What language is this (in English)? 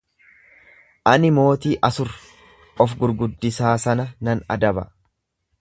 Oromo